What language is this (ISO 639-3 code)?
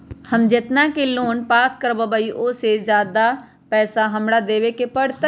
mag